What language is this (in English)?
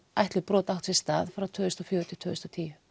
Icelandic